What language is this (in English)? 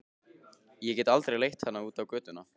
Icelandic